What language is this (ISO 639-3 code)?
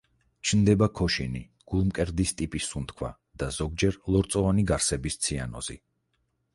kat